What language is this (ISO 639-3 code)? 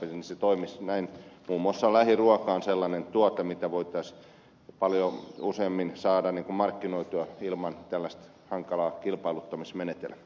fin